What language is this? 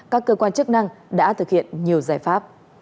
Vietnamese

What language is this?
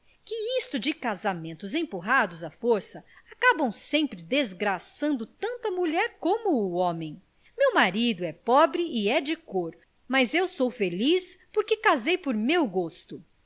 Portuguese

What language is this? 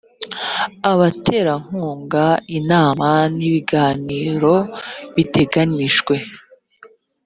Kinyarwanda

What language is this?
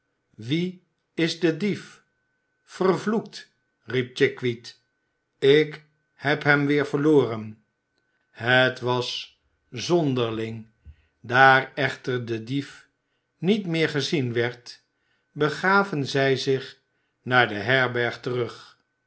Dutch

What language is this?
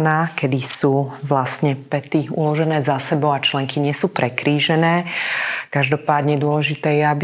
Slovak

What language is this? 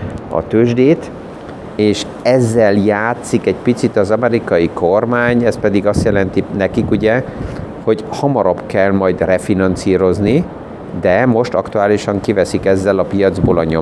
Hungarian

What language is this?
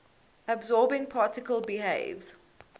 English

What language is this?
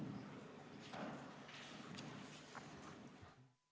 Estonian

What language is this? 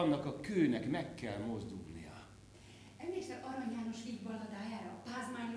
Hungarian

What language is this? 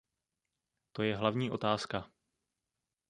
Czech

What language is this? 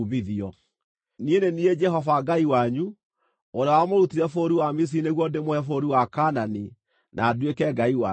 Kikuyu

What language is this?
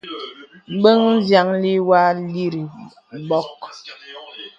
Bebele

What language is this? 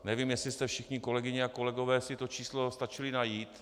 Czech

